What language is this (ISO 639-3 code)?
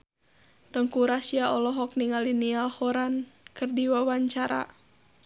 sun